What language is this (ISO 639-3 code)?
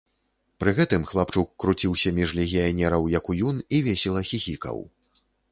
bel